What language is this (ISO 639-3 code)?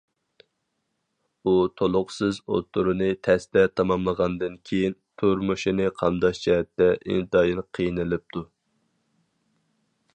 uig